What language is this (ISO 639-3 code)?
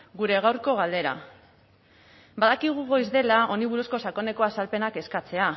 eus